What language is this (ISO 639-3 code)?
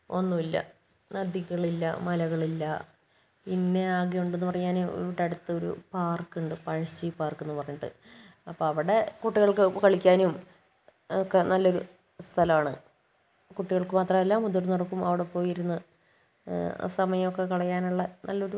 mal